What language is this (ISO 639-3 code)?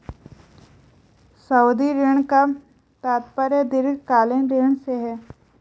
hin